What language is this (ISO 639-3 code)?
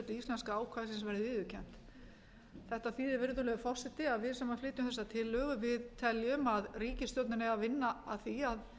isl